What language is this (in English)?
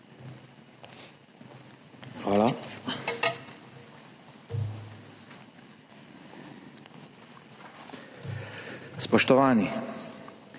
Slovenian